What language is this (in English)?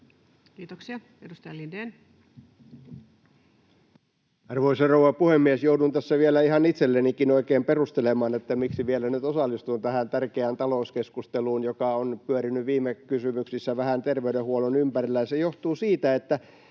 Finnish